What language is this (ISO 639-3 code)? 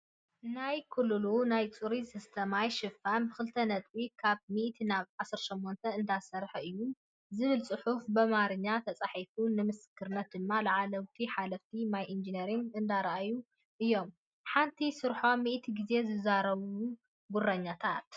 tir